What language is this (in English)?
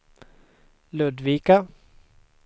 Swedish